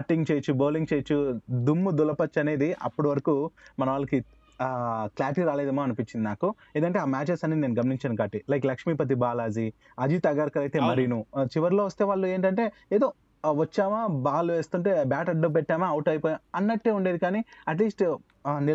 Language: Telugu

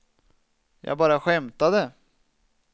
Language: Swedish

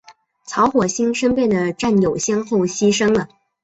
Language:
Chinese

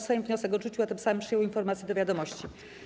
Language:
Polish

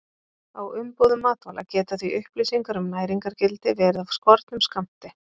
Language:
Icelandic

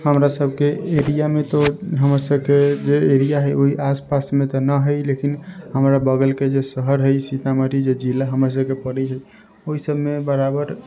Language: Maithili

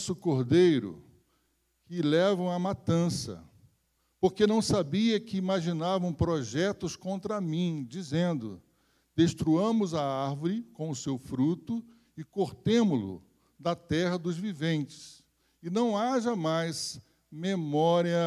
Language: Portuguese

